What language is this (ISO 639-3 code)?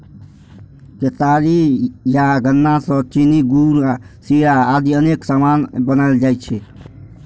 mai